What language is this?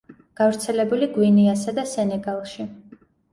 Georgian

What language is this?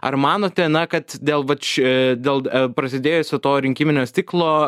Lithuanian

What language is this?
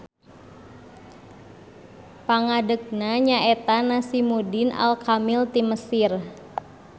Sundanese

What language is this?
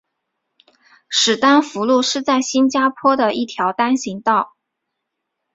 Chinese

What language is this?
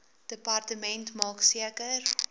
Afrikaans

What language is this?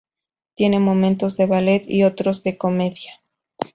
Spanish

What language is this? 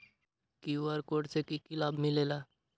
Magahi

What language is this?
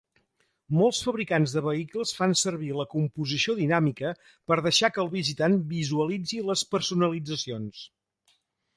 Catalan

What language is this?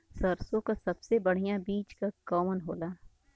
Bhojpuri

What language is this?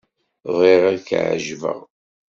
Kabyle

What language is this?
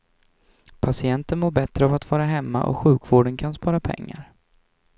Swedish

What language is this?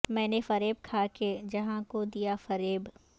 Urdu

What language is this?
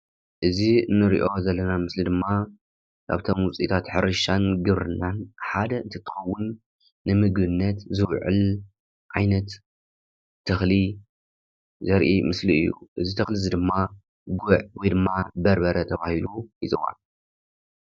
Tigrinya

